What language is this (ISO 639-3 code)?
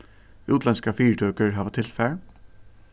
fao